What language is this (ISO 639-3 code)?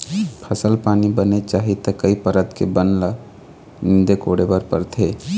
hne